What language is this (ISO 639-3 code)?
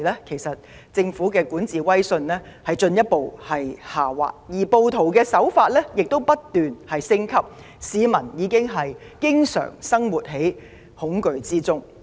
yue